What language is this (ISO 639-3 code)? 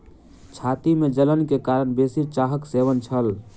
mai